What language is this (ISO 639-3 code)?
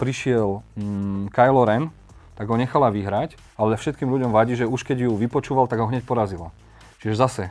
slk